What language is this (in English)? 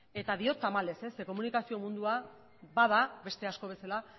Basque